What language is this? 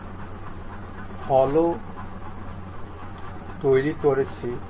Bangla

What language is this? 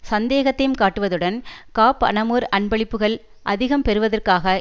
Tamil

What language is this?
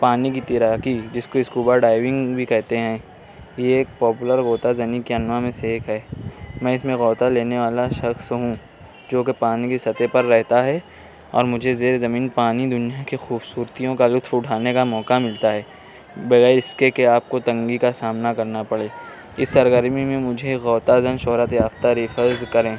Urdu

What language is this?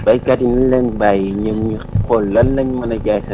Wolof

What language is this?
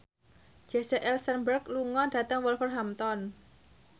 Javanese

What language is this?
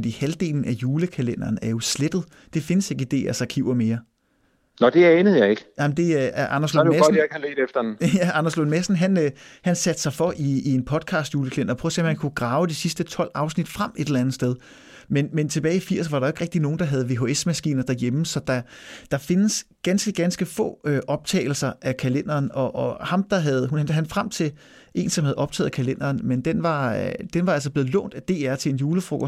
Danish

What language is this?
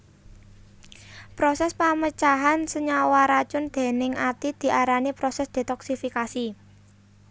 Javanese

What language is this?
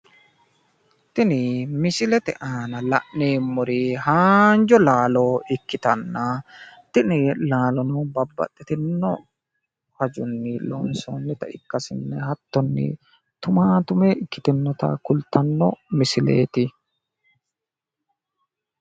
Sidamo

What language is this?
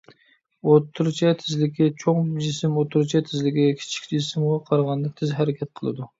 Uyghur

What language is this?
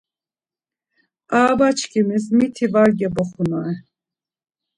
Laz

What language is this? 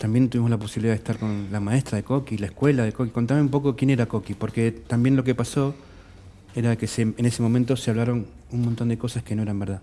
Spanish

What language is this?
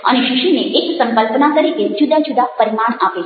Gujarati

